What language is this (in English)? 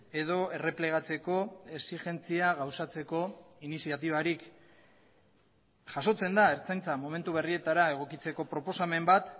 Basque